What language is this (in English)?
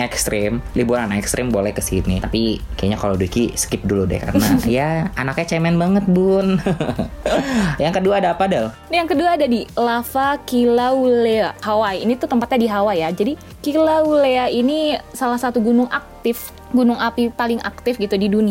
Indonesian